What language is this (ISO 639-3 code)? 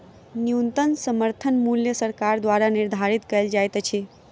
mai